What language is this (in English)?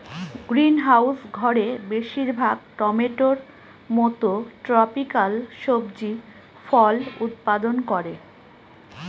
Bangla